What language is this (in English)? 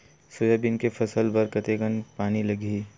Chhattisgarhi